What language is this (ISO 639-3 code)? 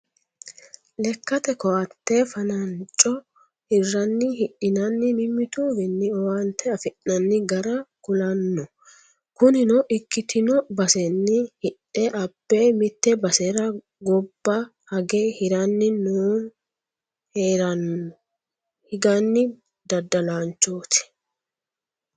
sid